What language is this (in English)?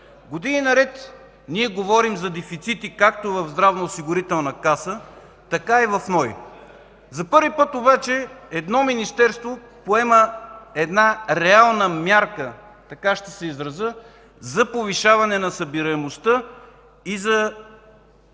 Bulgarian